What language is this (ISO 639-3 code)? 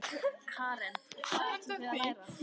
isl